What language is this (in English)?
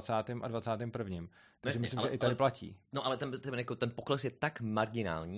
Czech